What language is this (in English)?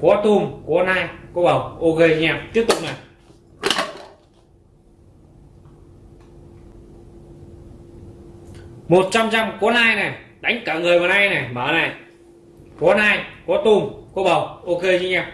Vietnamese